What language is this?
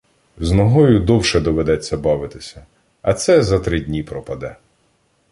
Ukrainian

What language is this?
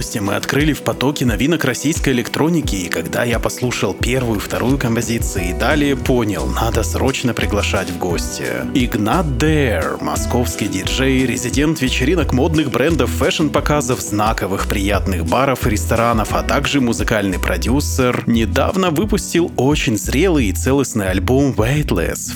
Russian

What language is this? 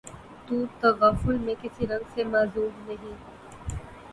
Urdu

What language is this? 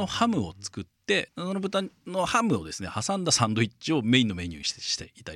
Japanese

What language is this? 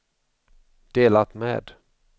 Swedish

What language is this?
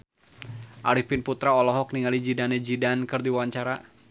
Sundanese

